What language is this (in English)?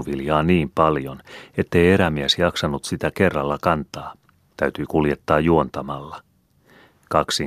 Finnish